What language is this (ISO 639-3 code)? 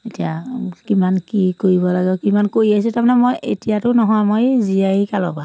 asm